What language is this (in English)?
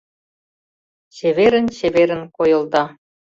Mari